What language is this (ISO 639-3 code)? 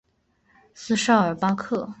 zho